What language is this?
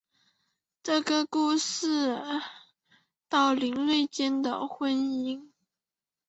Chinese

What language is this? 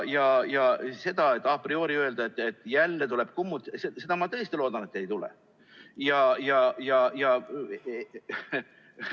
Estonian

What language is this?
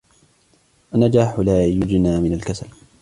Arabic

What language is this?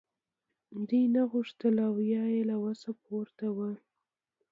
Pashto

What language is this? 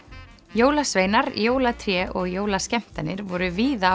Icelandic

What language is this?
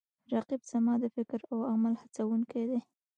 Pashto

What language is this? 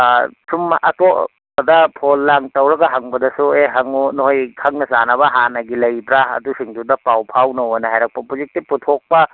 Manipuri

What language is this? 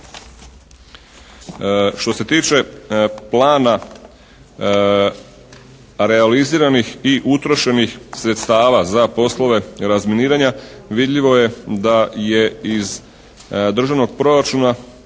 Croatian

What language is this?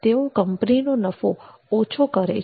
Gujarati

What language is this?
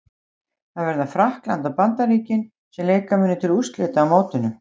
Icelandic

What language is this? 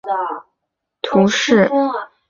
Chinese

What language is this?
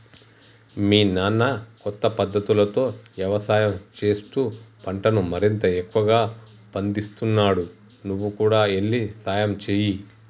Telugu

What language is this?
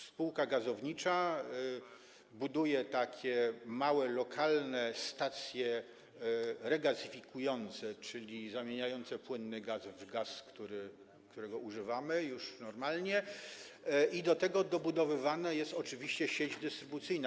Polish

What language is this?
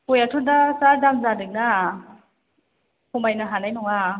Bodo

